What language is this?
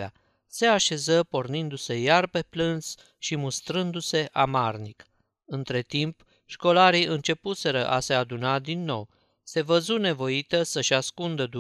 Romanian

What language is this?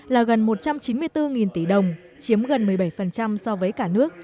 Vietnamese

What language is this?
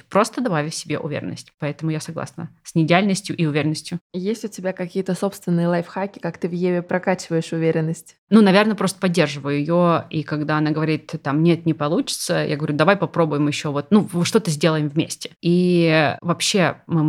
Russian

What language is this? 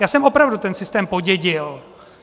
Czech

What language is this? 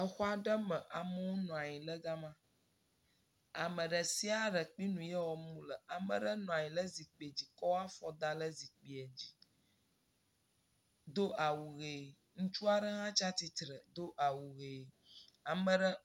Ewe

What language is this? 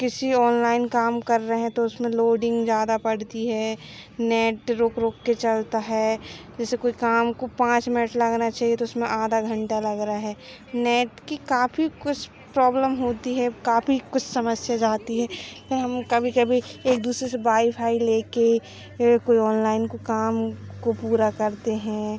Hindi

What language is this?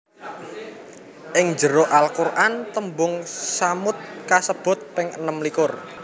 Javanese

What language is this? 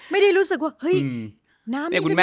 Thai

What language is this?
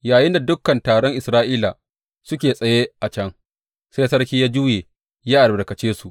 Hausa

